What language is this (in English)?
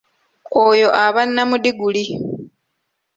Ganda